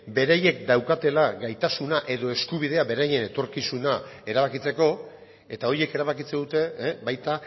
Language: Basque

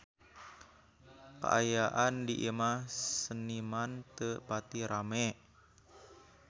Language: Sundanese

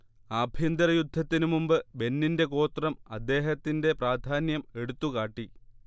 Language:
Malayalam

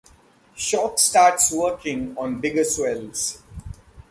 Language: English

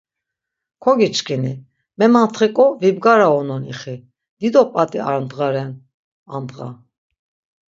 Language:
Laz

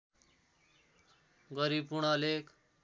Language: Nepali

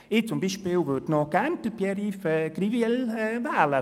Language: Swiss German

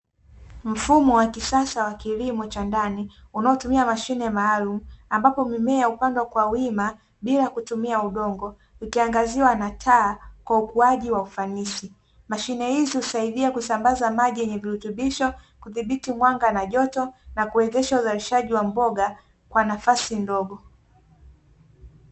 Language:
Swahili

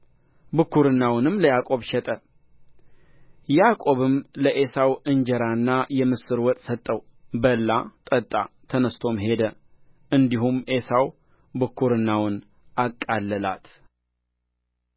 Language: Amharic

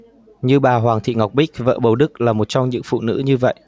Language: Vietnamese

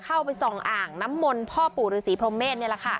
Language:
Thai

